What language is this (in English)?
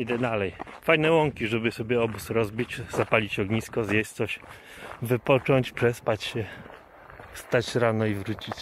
Polish